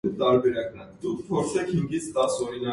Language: Armenian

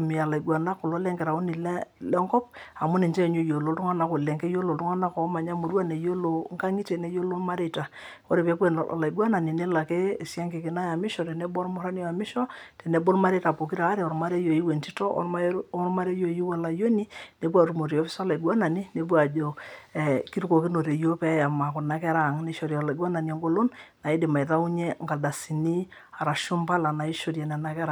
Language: Masai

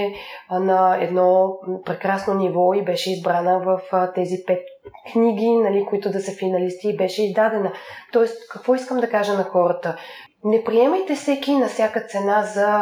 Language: Bulgarian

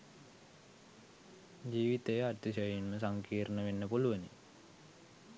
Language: Sinhala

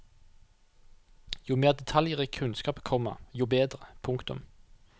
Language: Norwegian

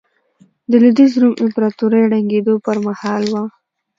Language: Pashto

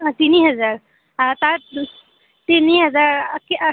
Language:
Assamese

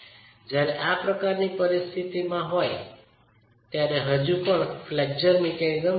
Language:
Gujarati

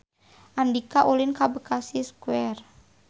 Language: Sundanese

